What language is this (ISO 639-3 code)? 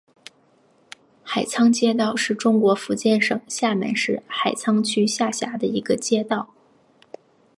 zho